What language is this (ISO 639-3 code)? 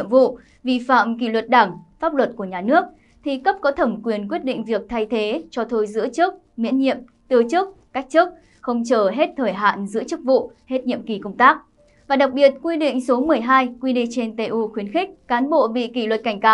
vie